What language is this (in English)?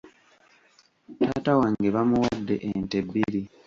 Ganda